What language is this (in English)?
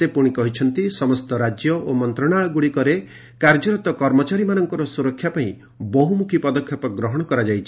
Odia